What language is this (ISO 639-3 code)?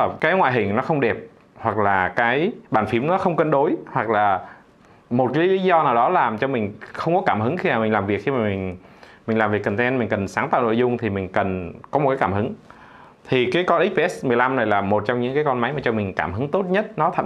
vie